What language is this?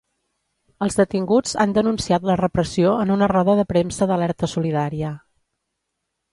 Catalan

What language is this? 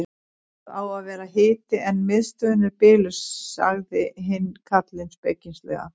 Icelandic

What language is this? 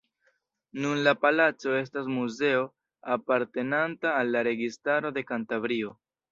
Esperanto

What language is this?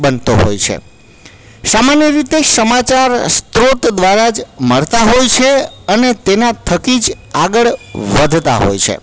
Gujarati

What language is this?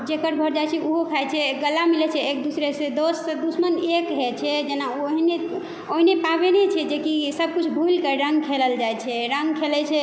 Maithili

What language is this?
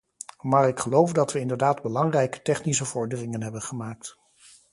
Dutch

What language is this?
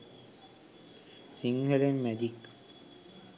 Sinhala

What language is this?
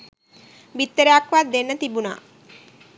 Sinhala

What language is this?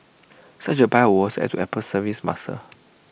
English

